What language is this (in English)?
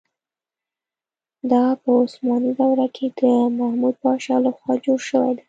Pashto